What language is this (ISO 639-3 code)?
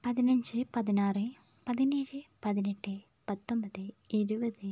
mal